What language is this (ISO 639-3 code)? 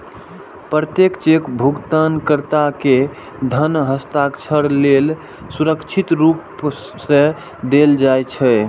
mai